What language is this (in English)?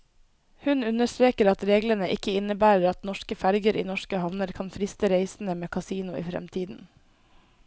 Norwegian